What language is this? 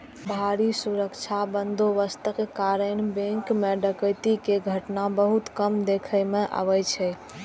Maithili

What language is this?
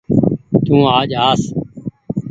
Goaria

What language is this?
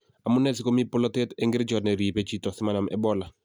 Kalenjin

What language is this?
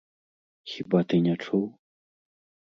Belarusian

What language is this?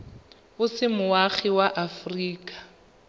Tswana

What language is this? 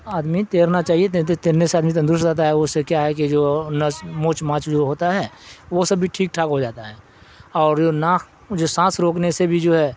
Urdu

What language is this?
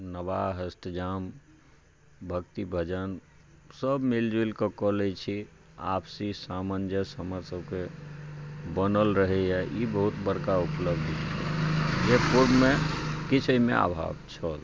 Maithili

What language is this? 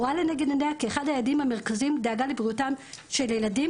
Hebrew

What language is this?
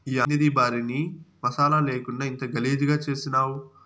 Telugu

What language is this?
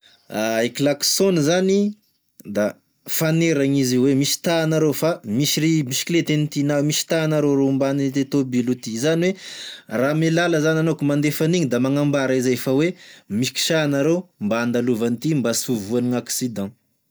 Tesaka Malagasy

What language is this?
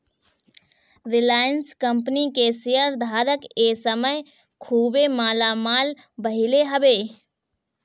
Bhojpuri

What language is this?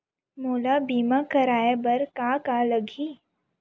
Chhattisgarhi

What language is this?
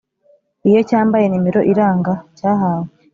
Kinyarwanda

